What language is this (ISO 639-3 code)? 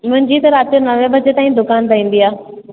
snd